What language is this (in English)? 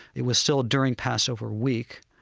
English